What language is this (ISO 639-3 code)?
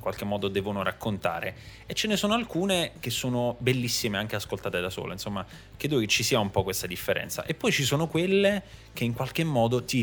ita